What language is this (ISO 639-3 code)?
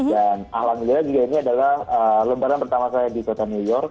ind